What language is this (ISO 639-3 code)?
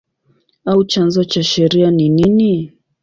swa